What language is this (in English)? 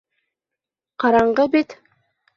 Bashkir